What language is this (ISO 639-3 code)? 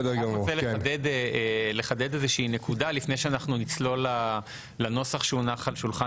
heb